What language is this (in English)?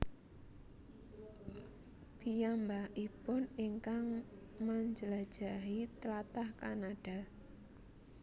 Javanese